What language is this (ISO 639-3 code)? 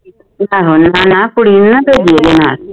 pan